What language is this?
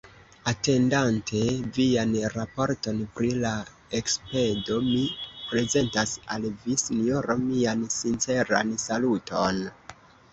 Esperanto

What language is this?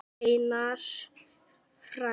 Icelandic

